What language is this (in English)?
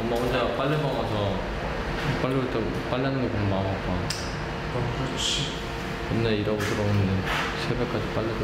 Korean